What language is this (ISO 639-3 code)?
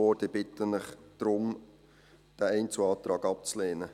gsw